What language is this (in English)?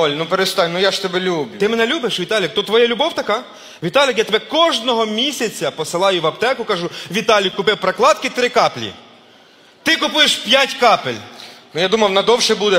Ukrainian